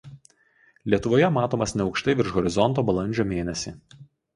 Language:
Lithuanian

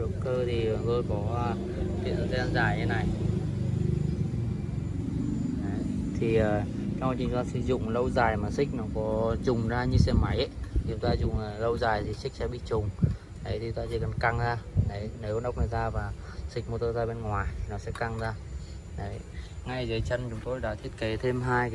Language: Vietnamese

